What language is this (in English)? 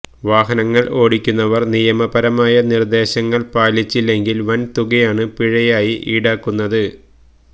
Malayalam